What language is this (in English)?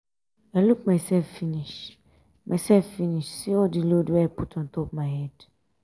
Nigerian Pidgin